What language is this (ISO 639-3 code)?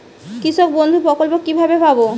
ben